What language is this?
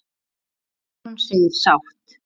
Icelandic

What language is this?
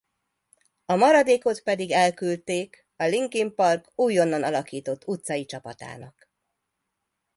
Hungarian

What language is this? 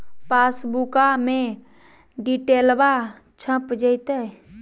Magahi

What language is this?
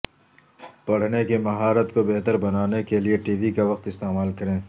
Urdu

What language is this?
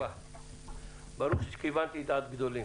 Hebrew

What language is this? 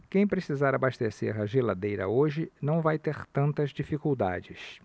Portuguese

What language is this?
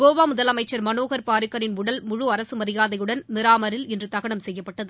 Tamil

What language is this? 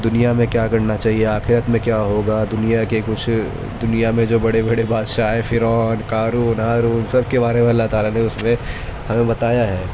Urdu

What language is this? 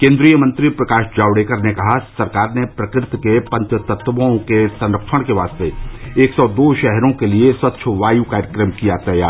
Hindi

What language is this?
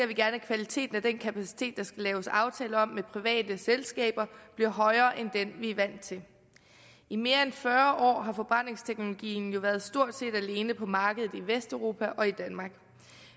Danish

